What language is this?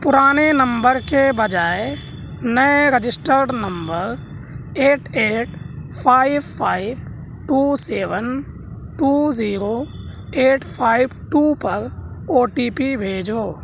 Urdu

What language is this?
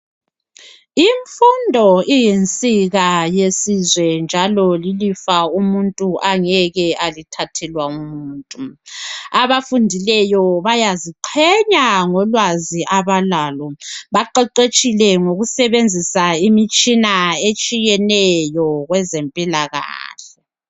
North Ndebele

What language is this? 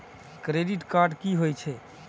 Maithili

